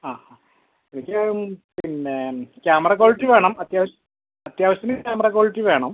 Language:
Malayalam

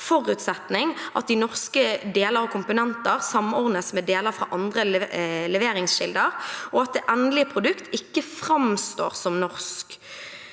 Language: Norwegian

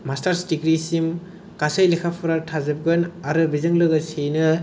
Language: Bodo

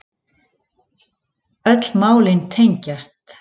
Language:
Icelandic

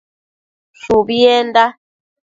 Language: Matsés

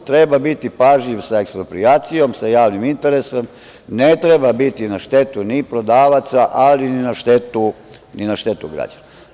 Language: Serbian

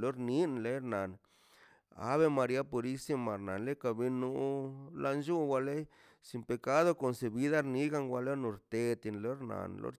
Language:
Mazaltepec Zapotec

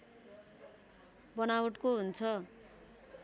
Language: Nepali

